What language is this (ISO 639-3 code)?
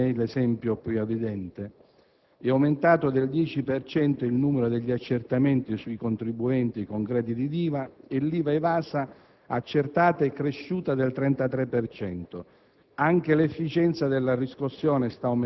ita